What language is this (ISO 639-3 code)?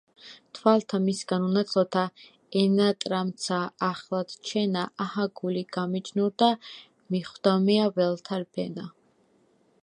kat